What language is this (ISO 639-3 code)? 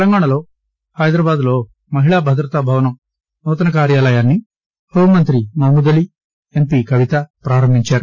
tel